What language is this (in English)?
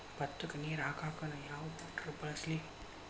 Kannada